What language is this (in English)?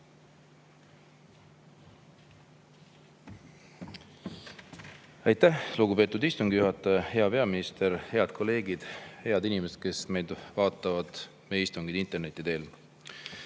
Estonian